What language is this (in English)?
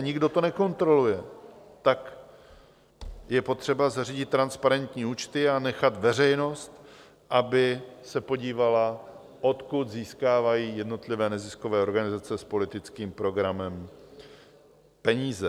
Czech